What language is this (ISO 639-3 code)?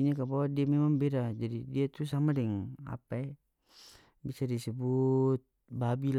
max